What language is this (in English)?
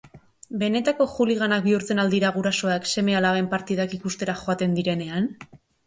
Basque